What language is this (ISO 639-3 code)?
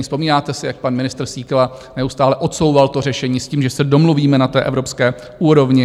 ces